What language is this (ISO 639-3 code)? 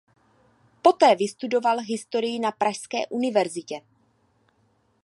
ces